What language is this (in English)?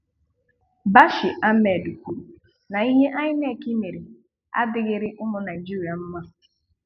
Igbo